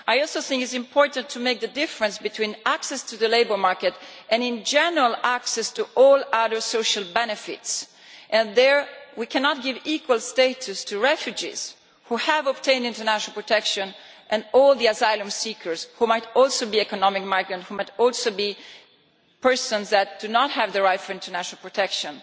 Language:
English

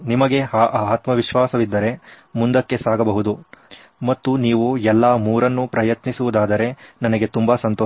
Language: Kannada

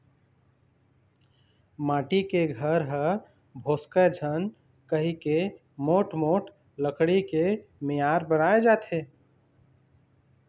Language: Chhattisgarhi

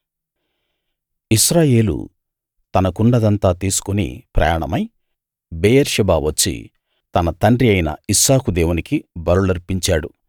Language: Telugu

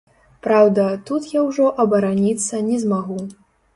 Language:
Belarusian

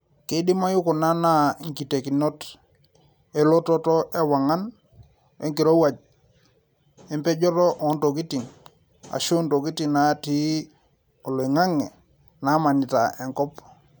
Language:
Masai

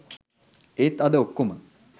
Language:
Sinhala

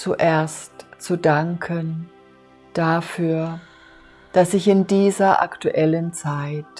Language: German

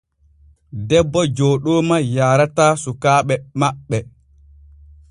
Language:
Borgu Fulfulde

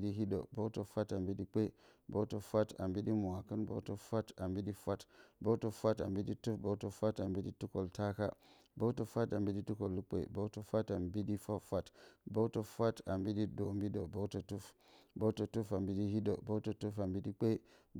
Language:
Bacama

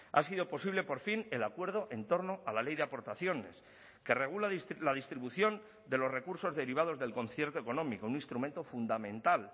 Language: Spanish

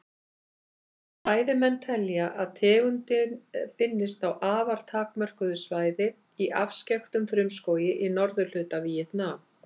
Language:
Icelandic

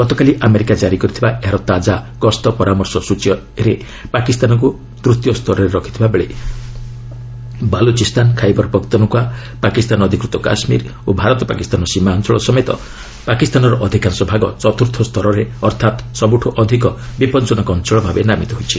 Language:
Odia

